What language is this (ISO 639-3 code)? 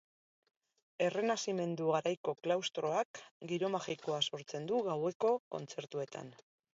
eus